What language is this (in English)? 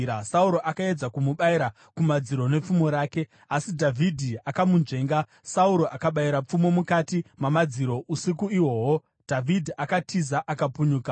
Shona